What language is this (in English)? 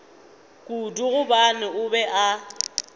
Northern Sotho